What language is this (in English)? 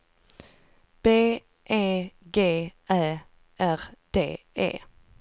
Swedish